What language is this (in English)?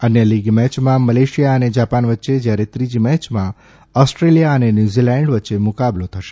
Gujarati